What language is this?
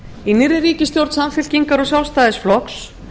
Icelandic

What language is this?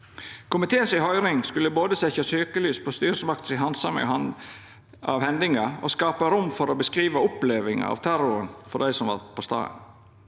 Norwegian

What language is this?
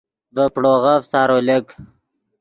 Yidgha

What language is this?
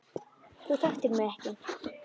Icelandic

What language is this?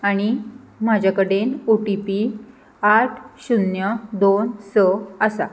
Konkani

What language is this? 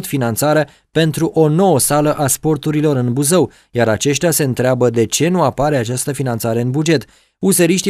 Romanian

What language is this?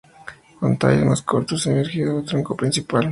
Spanish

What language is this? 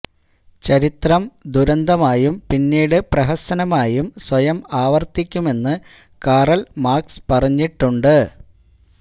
Malayalam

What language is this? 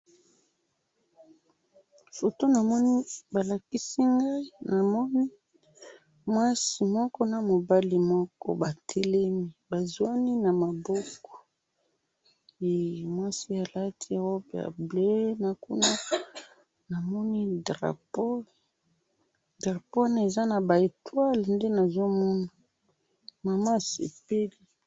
Lingala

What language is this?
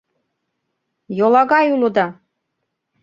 Mari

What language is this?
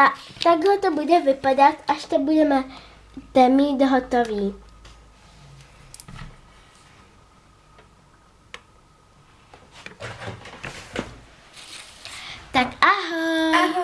Czech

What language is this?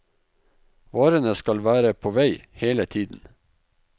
Norwegian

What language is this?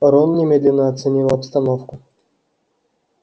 Russian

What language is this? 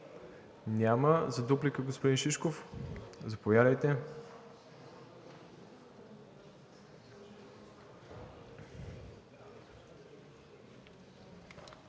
Bulgarian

